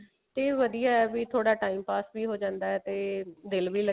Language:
Punjabi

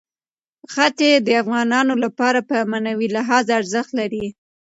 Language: Pashto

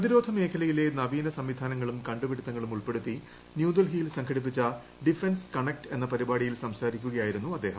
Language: Malayalam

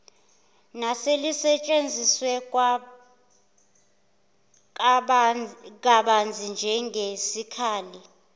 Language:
Zulu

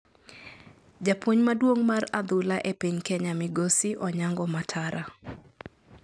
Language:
Luo (Kenya and Tanzania)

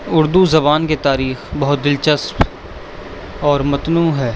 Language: Urdu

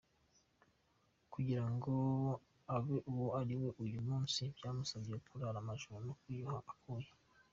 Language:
Kinyarwanda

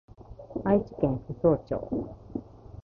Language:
Japanese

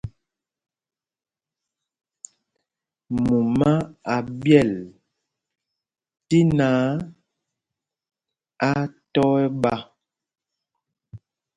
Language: Mpumpong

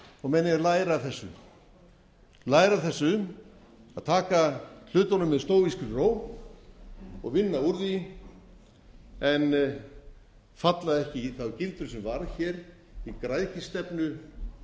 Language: Icelandic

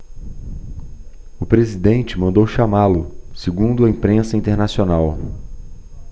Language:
Portuguese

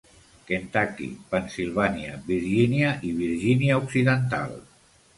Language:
Catalan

